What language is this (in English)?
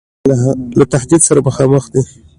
Pashto